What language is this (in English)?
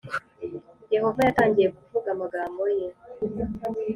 Kinyarwanda